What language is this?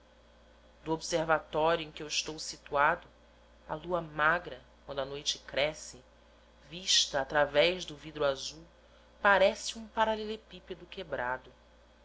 Portuguese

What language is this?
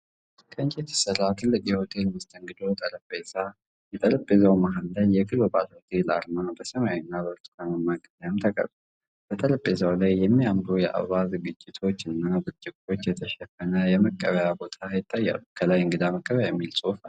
Amharic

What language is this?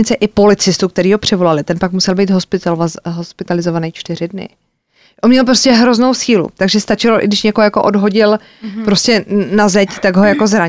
Czech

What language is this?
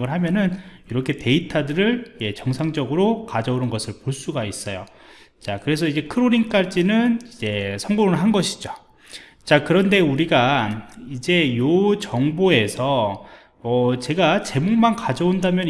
Korean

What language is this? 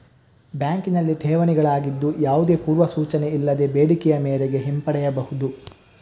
Kannada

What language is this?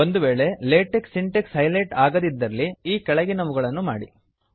Kannada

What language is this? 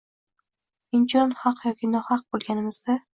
Uzbek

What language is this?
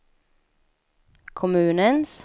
Swedish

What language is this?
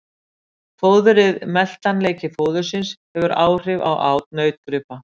Icelandic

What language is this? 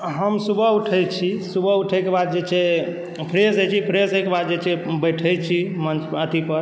Maithili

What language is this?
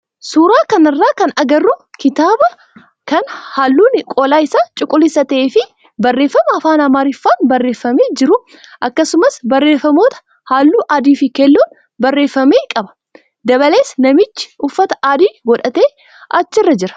Oromo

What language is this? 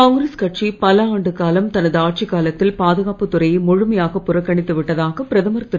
Tamil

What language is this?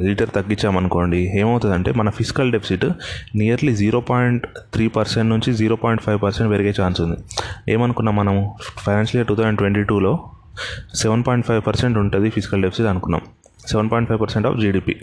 Telugu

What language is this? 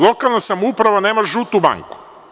Serbian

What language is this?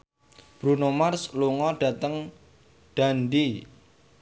Javanese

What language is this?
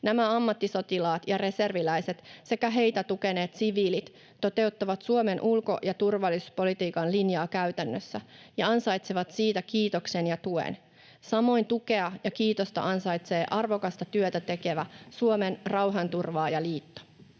Finnish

